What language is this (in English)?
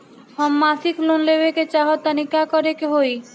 Bhojpuri